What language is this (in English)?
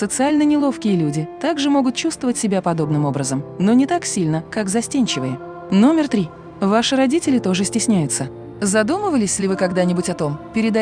Russian